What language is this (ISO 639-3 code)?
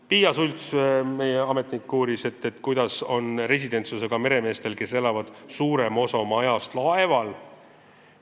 est